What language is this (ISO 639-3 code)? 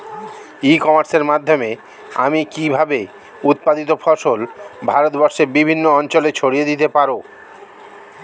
ben